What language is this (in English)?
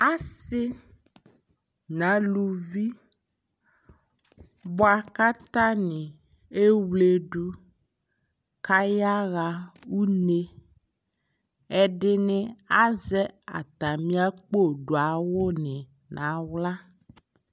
Ikposo